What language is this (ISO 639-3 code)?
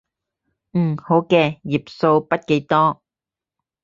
yue